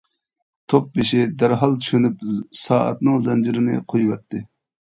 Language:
Uyghur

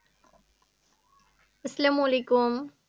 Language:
Bangla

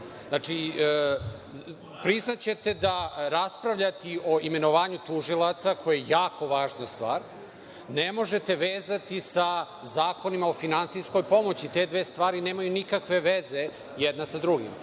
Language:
Serbian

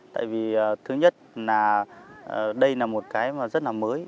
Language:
Vietnamese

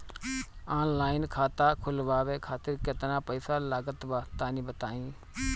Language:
Bhojpuri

